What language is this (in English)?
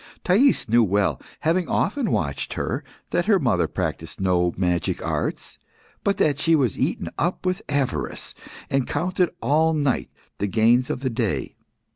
English